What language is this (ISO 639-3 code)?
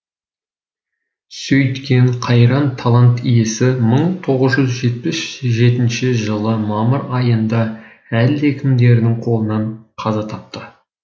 kaz